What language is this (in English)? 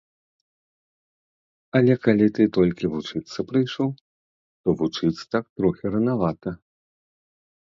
Belarusian